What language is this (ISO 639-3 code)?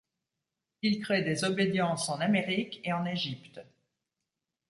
fra